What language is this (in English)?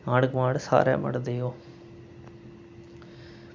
Dogri